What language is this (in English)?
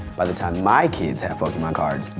English